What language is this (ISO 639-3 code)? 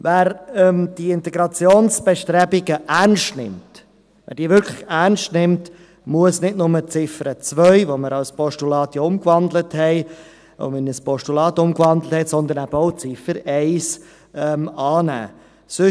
gsw